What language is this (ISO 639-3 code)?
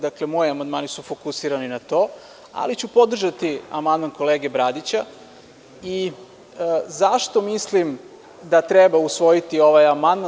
srp